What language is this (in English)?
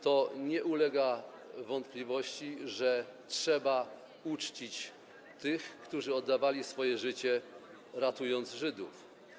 Polish